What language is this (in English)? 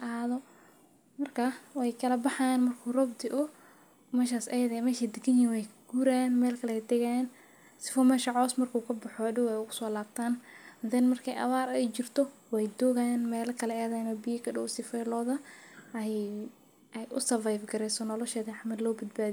Somali